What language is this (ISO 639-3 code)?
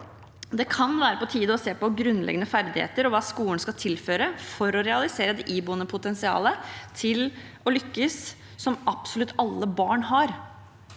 nor